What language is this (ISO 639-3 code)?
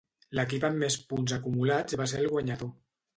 cat